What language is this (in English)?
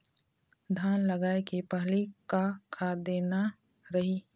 Chhattisgarhi